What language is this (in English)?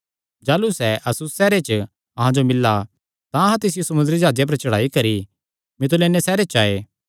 Kangri